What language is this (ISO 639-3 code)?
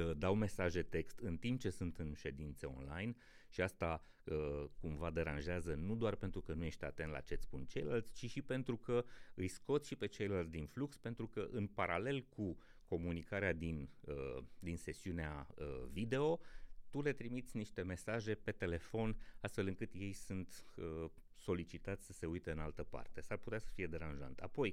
ron